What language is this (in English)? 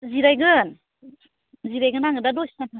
Bodo